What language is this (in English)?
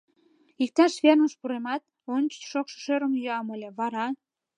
Mari